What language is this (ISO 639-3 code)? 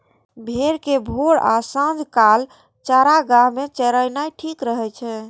mai